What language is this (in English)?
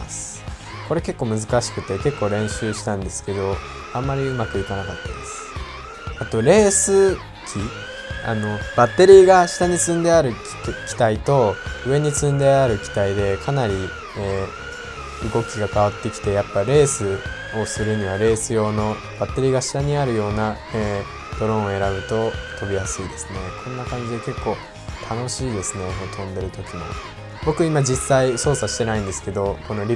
Japanese